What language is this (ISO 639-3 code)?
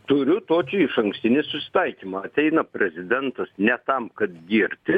lit